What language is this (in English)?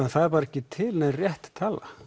Icelandic